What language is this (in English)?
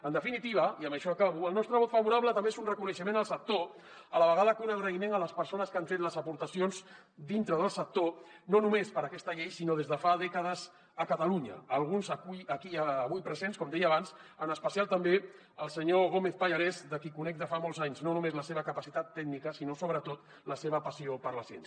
Catalan